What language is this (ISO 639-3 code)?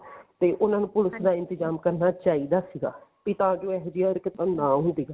pan